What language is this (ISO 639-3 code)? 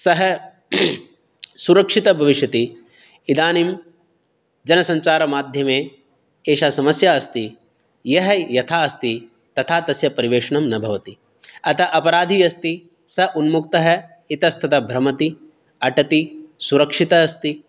san